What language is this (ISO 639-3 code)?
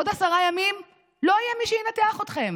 heb